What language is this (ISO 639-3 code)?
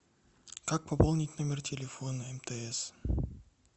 rus